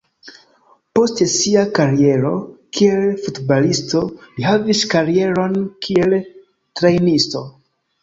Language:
Esperanto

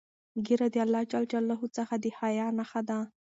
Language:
Pashto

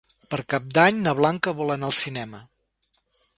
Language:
Catalan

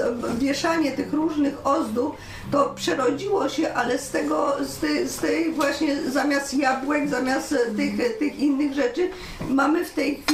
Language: Polish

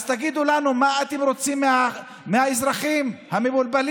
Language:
Hebrew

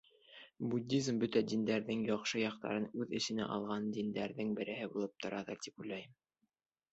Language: Bashkir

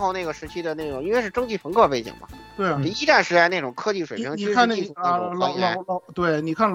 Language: Chinese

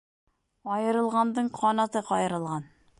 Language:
Bashkir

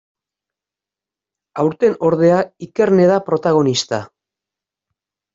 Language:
Basque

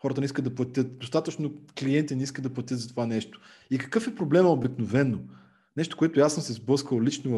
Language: Bulgarian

